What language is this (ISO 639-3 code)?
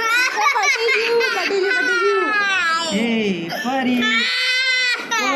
guj